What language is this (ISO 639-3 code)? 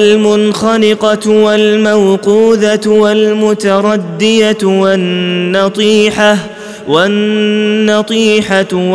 ara